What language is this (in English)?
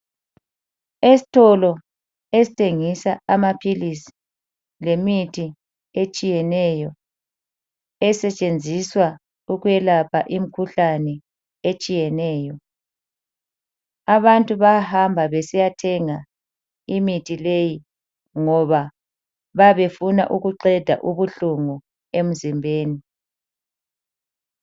North Ndebele